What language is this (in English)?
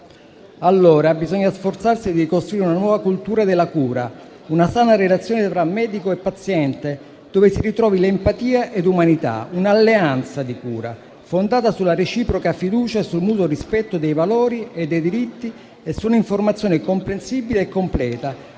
Italian